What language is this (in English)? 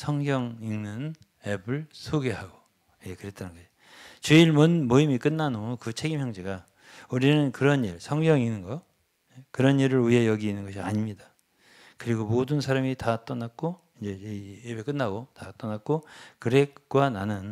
Korean